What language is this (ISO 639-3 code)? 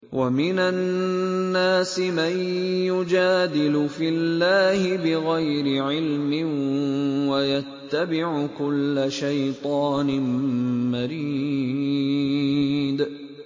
ara